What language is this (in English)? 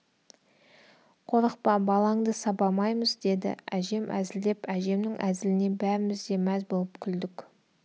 Kazakh